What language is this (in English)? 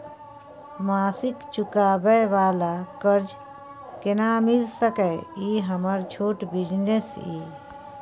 Maithili